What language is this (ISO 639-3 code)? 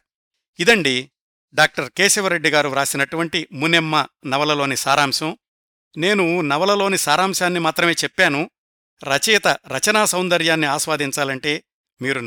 tel